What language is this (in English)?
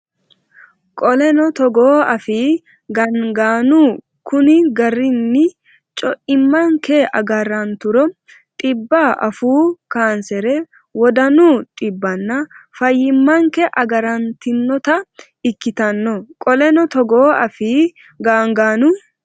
Sidamo